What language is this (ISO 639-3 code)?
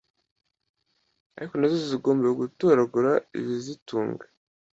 kin